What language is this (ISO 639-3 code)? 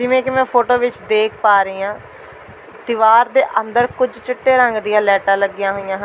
pan